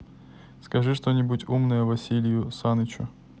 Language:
Russian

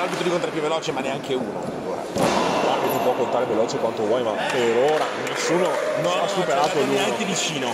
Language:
Italian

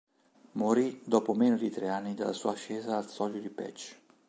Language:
Italian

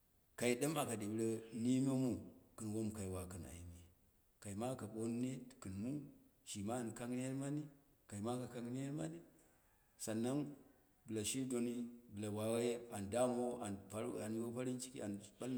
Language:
Dera (Nigeria)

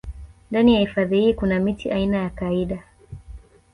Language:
Swahili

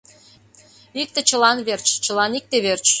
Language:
Mari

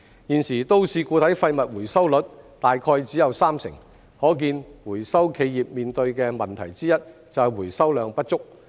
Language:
Cantonese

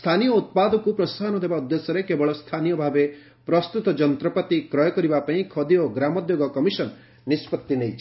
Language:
Odia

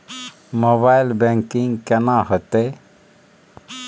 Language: Maithili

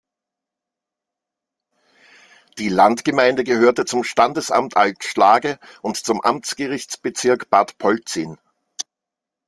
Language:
German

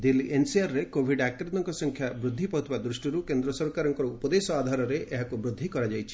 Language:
Odia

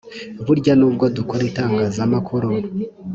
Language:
Kinyarwanda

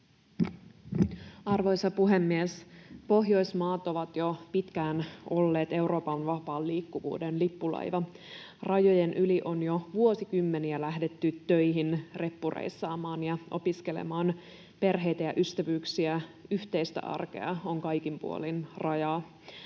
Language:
Finnish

